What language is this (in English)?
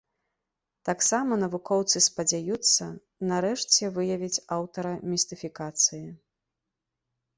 Belarusian